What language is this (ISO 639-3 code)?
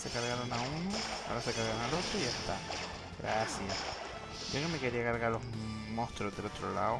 spa